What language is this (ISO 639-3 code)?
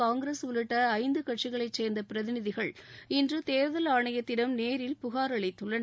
tam